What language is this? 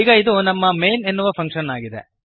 Kannada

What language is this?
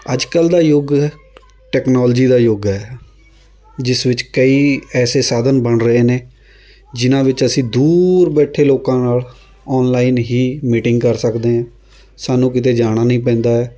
Punjabi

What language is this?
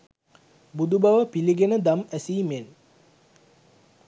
Sinhala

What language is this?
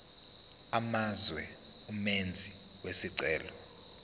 Zulu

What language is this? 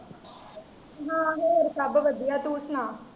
Punjabi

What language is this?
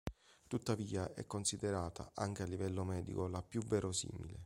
Italian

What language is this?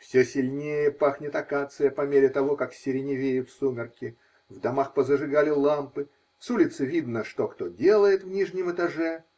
Russian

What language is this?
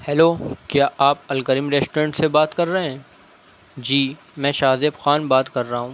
Urdu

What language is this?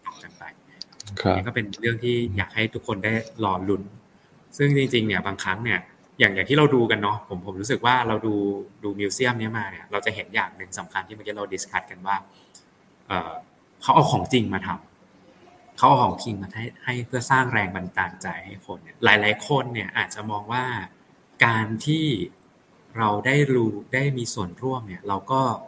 Thai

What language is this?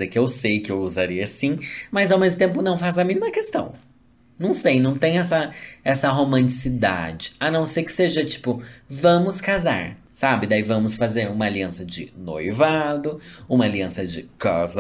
Portuguese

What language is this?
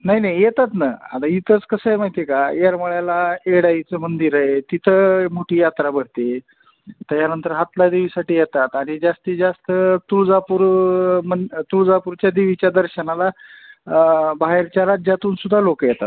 Marathi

